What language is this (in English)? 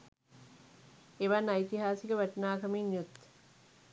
Sinhala